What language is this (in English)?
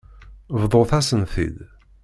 Kabyle